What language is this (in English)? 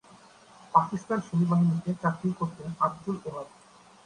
Bangla